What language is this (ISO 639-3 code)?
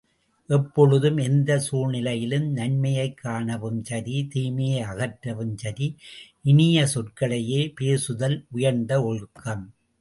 tam